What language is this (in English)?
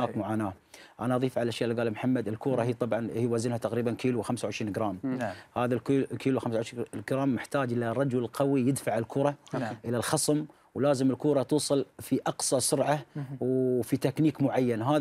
Arabic